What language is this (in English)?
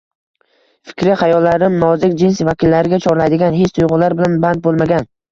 Uzbek